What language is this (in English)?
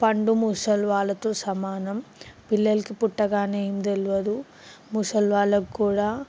Telugu